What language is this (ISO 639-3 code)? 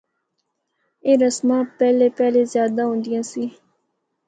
hno